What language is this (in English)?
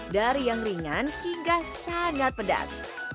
Indonesian